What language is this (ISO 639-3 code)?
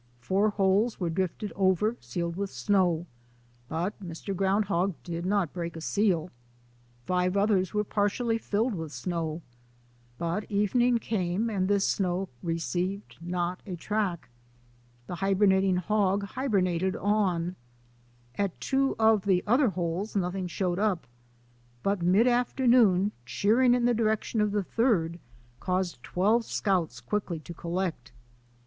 eng